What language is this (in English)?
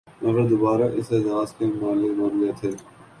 Urdu